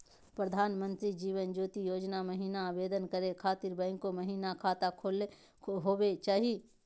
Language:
Magahi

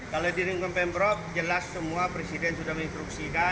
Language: Indonesian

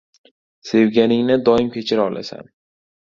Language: Uzbek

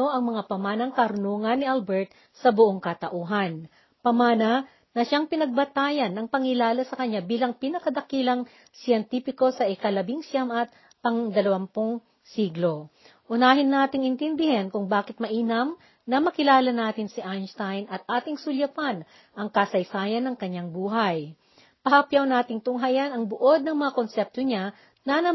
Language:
Filipino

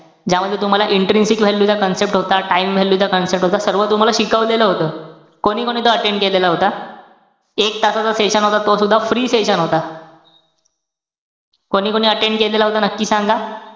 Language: Marathi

